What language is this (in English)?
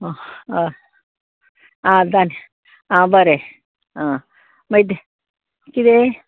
Konkani